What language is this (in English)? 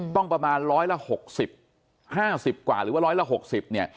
Thai